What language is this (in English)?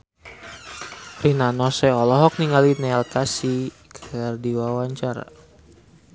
Sundanese